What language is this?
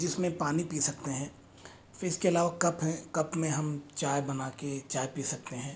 Hindi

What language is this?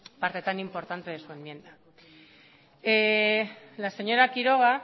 Spanish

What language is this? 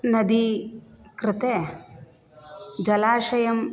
Sanskrit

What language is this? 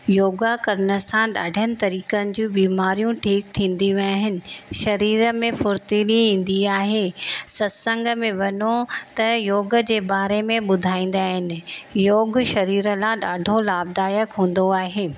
Sindhi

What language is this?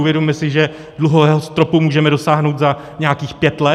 Czech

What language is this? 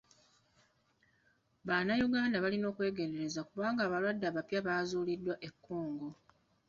Ganda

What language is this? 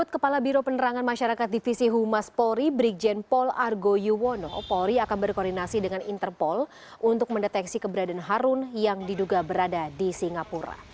Indonesian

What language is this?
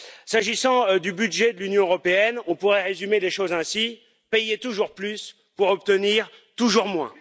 French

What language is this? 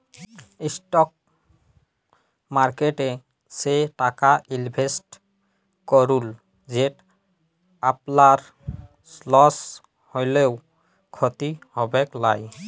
Bangla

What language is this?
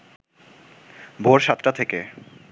Bangla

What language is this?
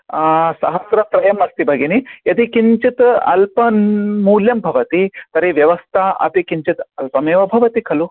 Sanskrit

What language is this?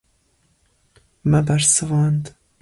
Kurdish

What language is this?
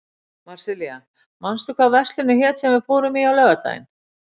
Icelandic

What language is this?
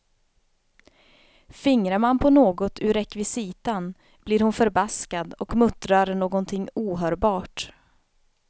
Swedish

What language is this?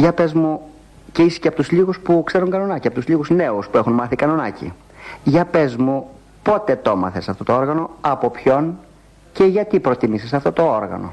Greek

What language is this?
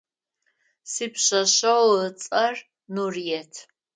Adyghe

